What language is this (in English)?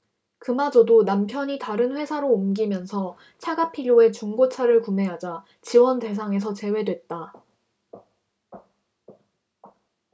Korean